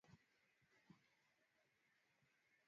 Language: Swahili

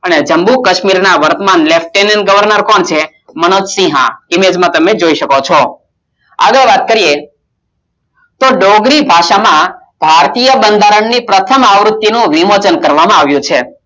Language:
Gujarati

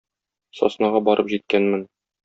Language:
Tatar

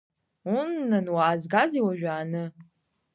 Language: Abkhazian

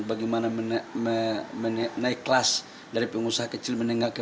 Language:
Indonesian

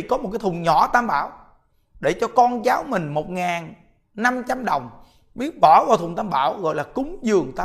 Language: Vietnamese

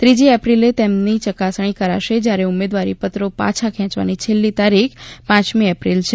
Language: Gujarati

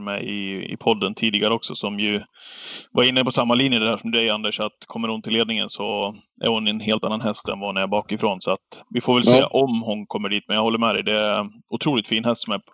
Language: Swedish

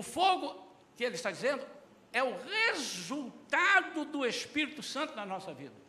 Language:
Portuguese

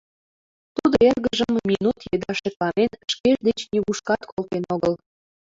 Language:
Mari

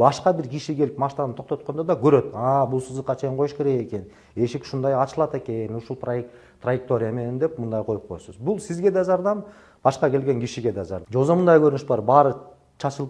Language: Turkish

